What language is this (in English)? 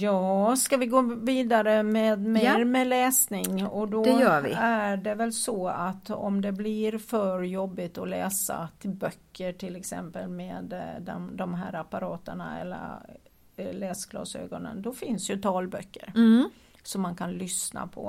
Swedish